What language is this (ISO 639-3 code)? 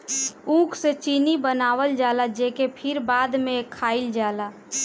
bho